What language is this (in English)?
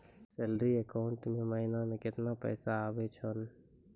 Maithili